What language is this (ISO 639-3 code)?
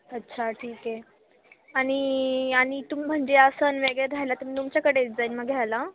mar